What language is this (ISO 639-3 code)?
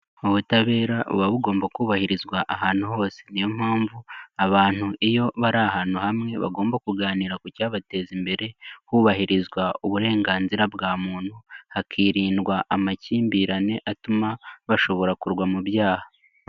kin